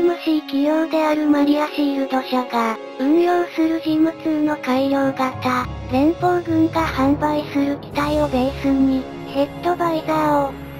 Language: Japanese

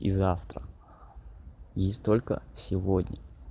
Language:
Russian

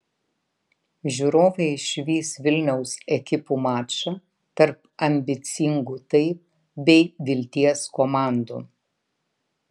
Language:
Lithuanian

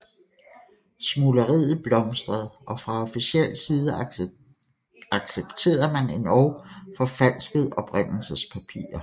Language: Danish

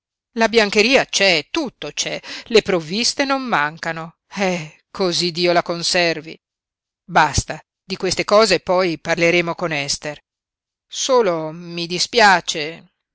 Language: Italian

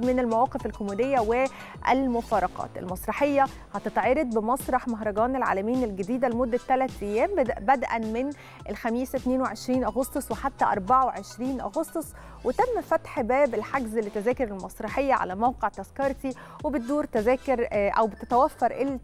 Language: Arabic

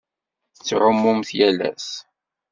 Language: Kabyle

